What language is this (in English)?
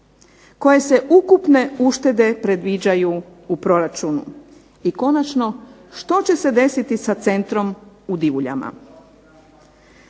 Croatian